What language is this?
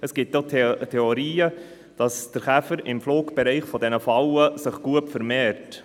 Swiss German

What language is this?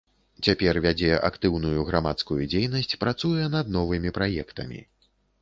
Belarusian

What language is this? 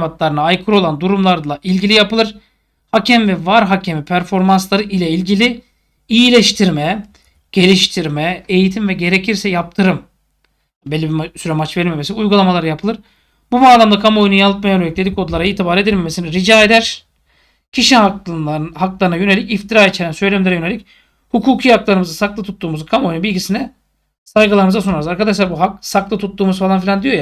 Turkish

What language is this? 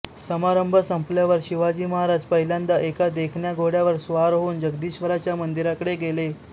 Marathi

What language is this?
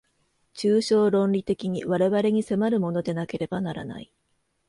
Japanese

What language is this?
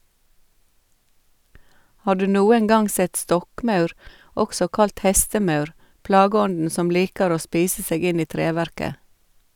Norwegian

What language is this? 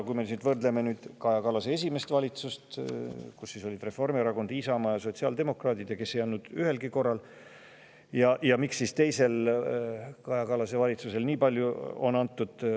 Estonian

